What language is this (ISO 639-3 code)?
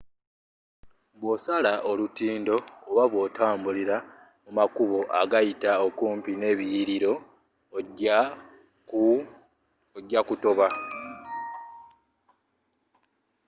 lug